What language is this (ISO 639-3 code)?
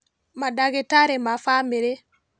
kik